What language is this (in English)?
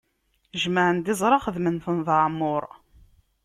Kabyle